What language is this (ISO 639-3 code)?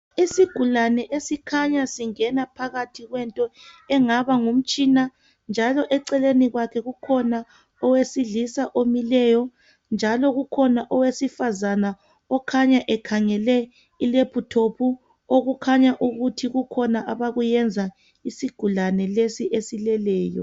nde